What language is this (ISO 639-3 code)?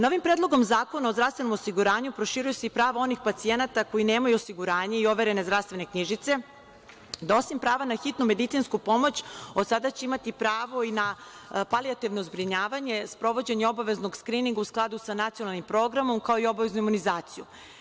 srp